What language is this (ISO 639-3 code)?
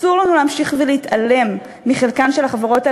heb